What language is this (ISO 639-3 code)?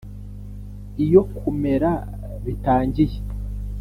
kin